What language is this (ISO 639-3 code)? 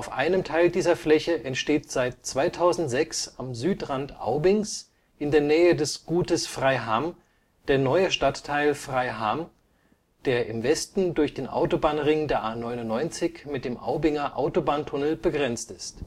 deu